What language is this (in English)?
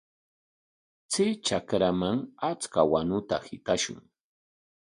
Corongo Ancash Quechua